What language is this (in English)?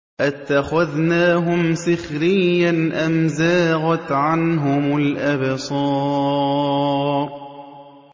Arabic